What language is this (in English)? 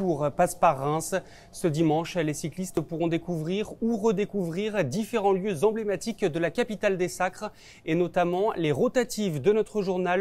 French